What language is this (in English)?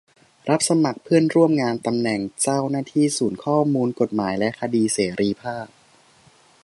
Thai